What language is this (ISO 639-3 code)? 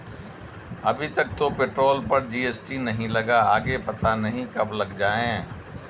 hin